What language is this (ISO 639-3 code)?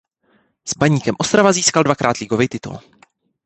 ces